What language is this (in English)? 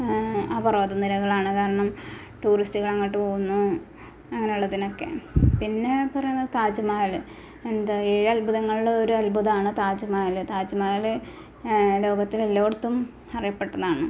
Malayalam